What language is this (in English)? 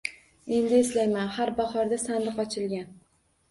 Uzbek